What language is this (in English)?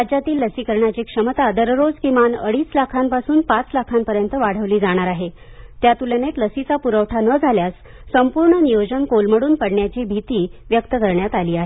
Marathi